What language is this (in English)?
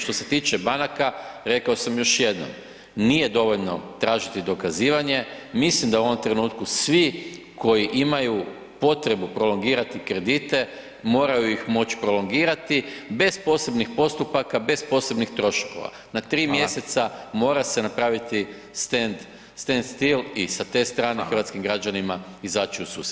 Croatian